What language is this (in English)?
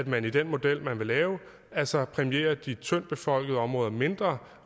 Danish